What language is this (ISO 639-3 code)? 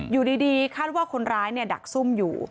tha